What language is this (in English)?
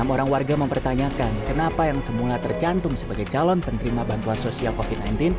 Indonesian